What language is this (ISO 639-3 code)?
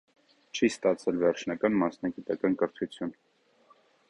hye